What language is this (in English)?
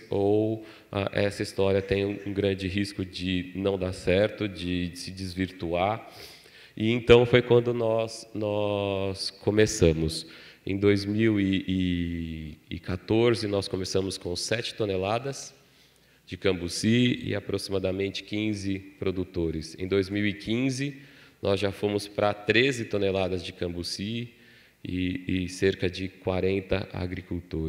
Portuguese